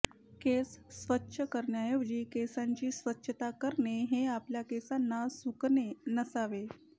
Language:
Marathi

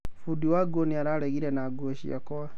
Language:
Kikuyu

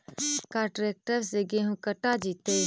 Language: Magahi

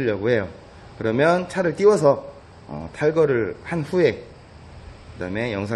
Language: Korean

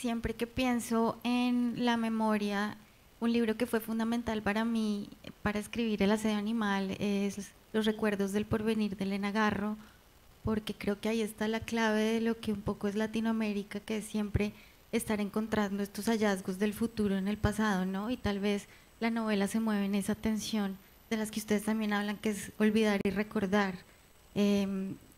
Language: Spanish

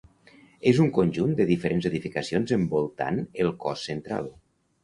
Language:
Catalan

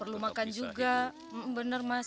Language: Indonesian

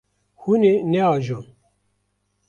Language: Kurdish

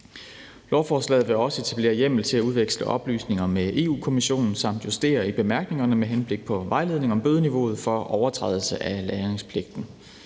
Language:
Danish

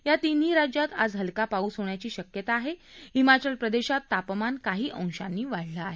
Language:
Marathi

